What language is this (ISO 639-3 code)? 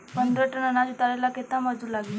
bho